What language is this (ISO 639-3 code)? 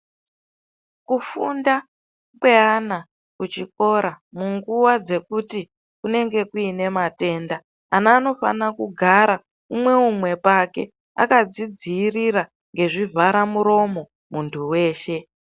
ndc